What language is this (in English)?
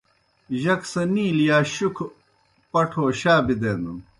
Kohistani Shina